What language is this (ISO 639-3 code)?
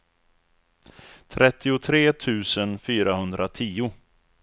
swe